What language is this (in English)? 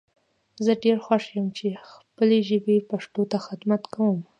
Pashto